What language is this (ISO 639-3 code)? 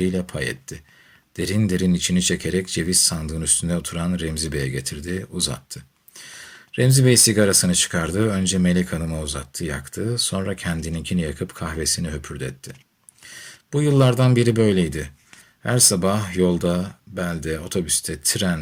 tur